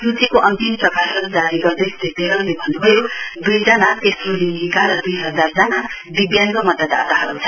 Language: Nepali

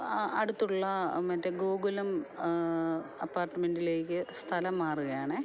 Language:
Malayalam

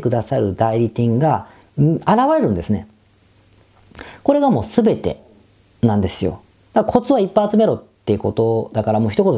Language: Japanese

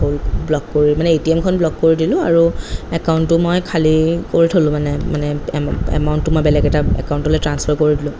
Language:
Assamese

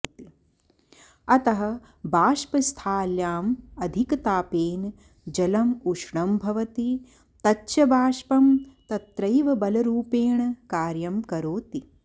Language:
Sanskrit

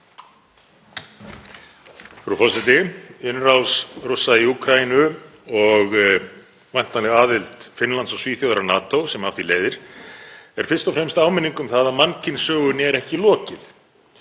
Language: Icelandic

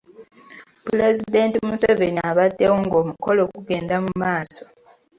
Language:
Ganda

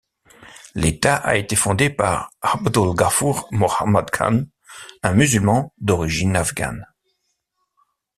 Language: French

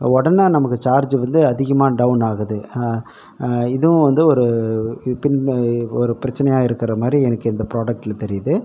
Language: Tamil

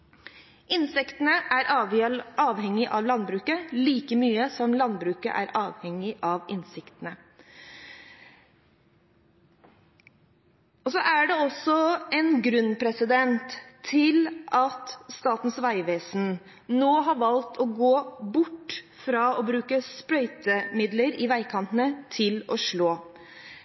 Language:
Norwegian Bokmål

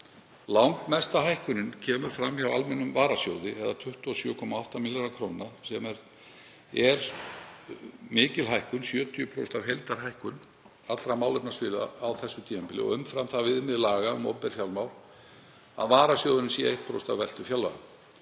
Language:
Icelandic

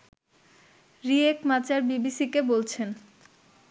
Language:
Bangla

